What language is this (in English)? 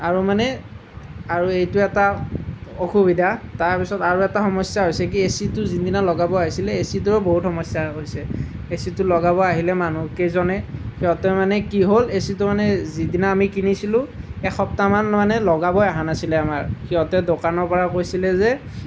Assamese